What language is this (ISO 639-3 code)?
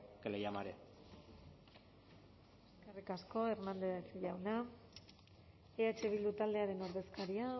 eus